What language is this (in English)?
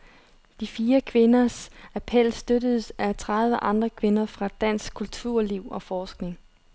Danish